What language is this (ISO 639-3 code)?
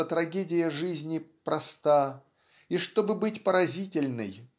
rus